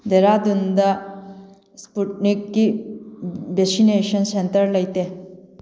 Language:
Manipuri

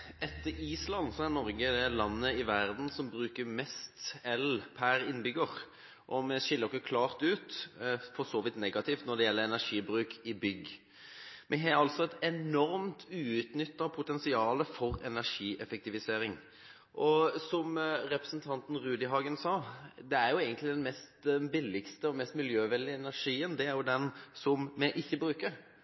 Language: Norwegian Bokmål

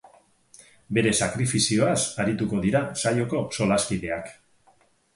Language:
Basque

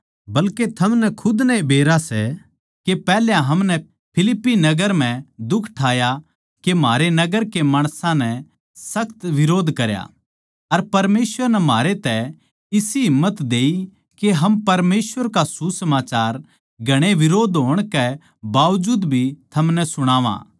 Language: Haryanvi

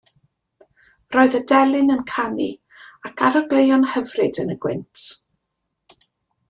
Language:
Welsh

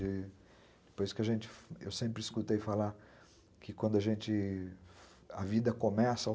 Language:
Portuguese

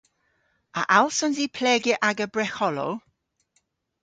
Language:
Cornish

